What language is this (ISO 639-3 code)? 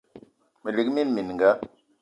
eto